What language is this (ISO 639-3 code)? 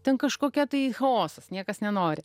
lit